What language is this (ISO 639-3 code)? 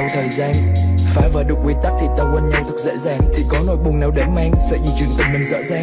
vie